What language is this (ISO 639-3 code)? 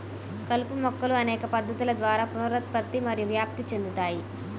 tel